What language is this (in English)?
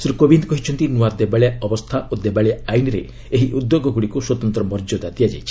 Odia